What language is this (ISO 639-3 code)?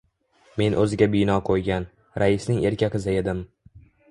uzb